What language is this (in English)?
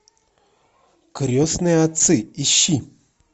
Russian